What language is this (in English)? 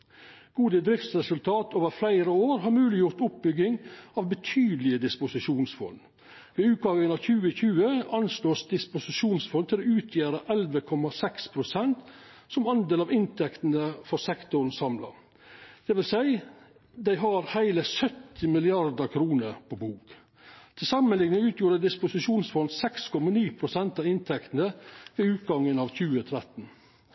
Norwegian Nynorsk